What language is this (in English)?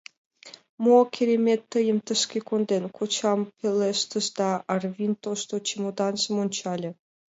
Mari